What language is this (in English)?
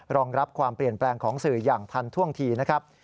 Thai